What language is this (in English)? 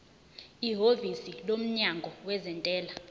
Zulu